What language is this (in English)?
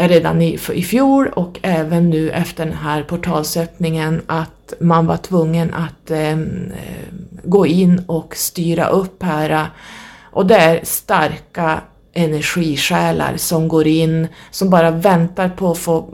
Swedish